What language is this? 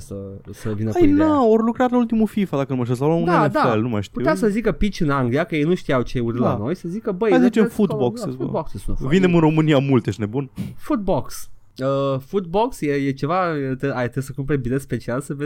Romanian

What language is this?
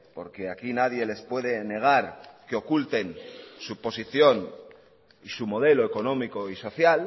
Spanish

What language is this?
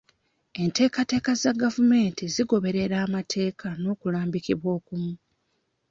Ganda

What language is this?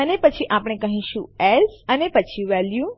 Gujarati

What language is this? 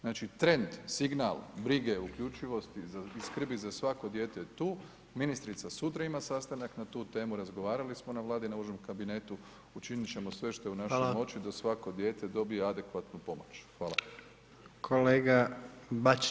Croatian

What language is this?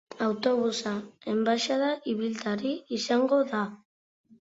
Basque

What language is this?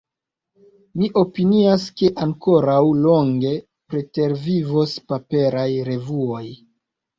Esperanto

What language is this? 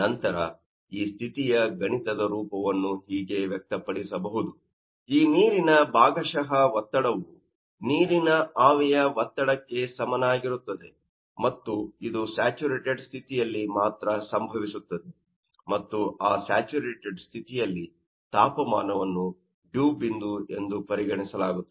Kannada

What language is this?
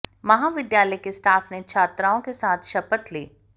Hindi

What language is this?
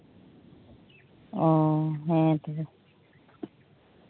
Santali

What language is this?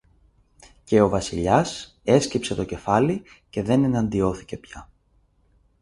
Greek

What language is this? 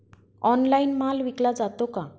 Marathi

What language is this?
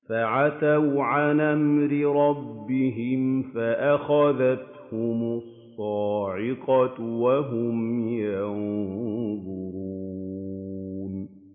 Arabic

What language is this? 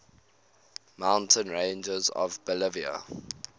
English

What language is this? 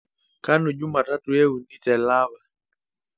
Masai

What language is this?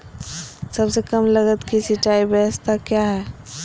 Magahi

